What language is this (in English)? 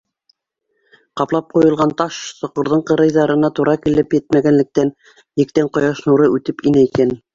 Bashkir